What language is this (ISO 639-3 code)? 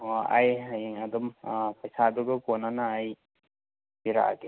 mni